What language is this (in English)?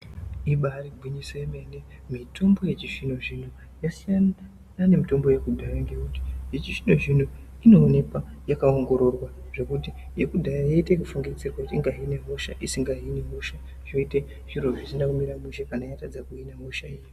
Ndau